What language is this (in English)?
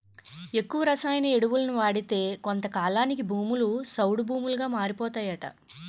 Telugu